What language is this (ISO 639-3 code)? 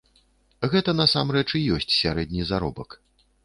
bel